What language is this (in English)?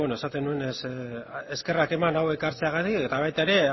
Basque